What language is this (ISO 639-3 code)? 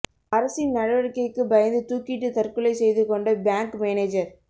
tam